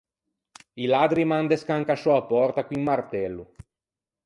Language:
Ligurian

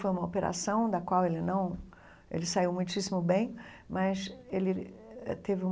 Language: Portuguese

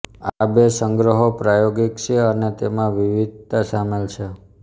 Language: Gujarati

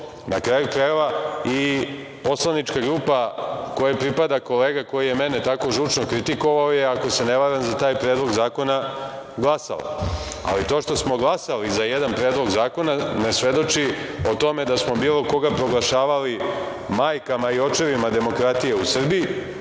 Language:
Serbian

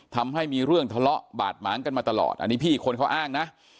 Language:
Thai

